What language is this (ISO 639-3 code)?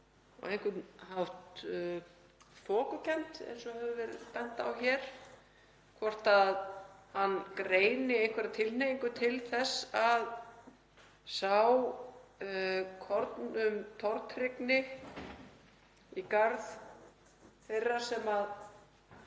isl